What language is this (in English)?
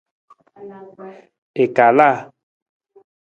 Nawdm